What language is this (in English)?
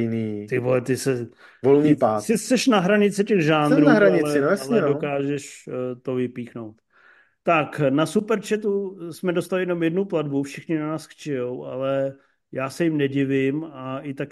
Czech